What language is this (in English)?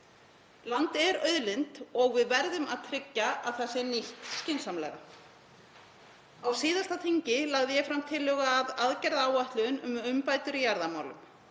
Icelandic